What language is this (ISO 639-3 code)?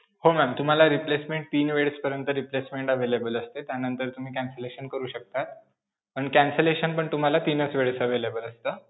mar